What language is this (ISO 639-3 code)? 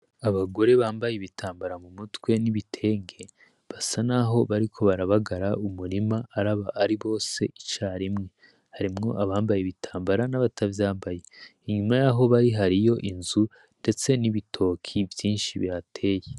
run